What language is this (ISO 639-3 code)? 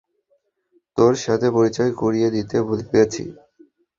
ben